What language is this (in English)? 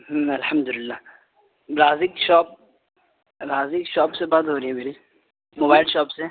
Urdu